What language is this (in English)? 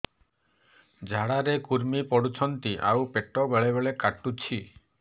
Odia